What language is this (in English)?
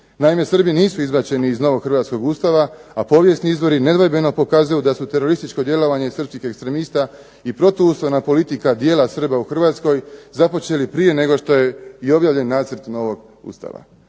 Croatian